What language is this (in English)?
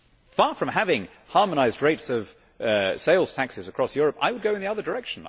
English